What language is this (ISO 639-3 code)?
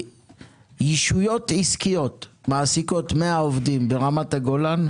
heb